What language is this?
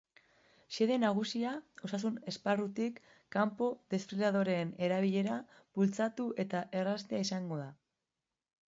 Basque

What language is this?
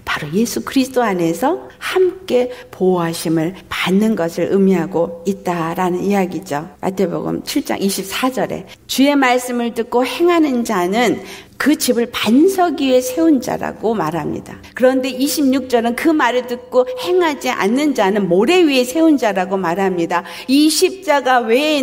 Korean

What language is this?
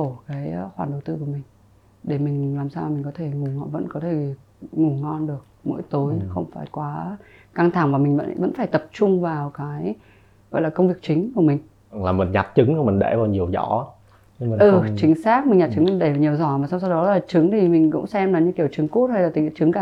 Vietnamese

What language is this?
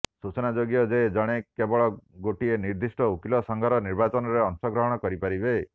Odia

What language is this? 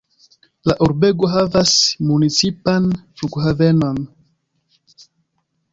Esperanto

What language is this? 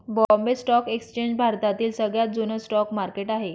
Marathi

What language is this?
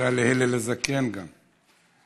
Hebrew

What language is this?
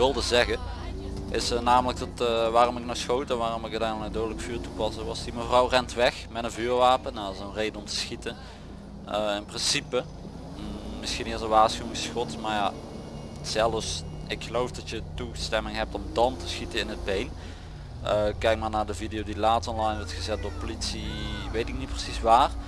Dutch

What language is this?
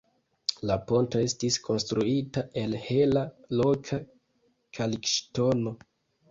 Esperanto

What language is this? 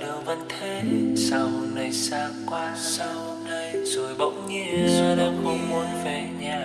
Vietnamese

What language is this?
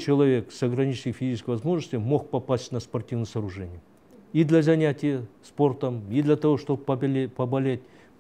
Russian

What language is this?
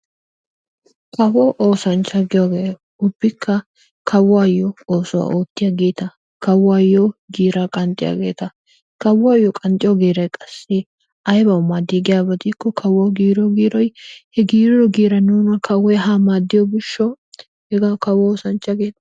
Wolaytta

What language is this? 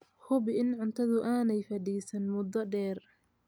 Somali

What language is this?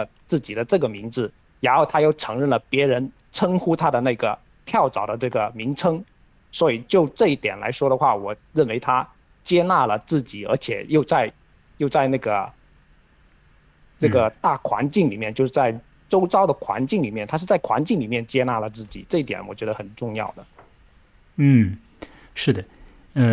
Chinese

